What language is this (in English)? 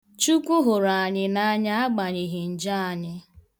Igbo